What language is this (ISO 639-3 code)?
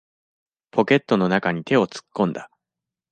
jpn